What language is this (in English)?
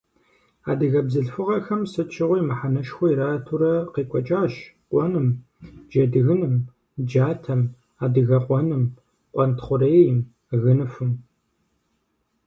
Kabardian